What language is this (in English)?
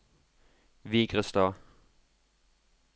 Norwegian